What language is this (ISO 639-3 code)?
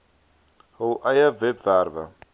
afr